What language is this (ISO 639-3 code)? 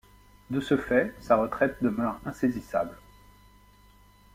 fra